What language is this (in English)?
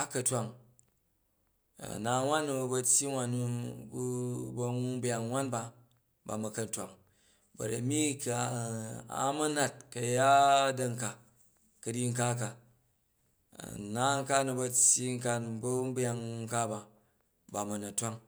Jju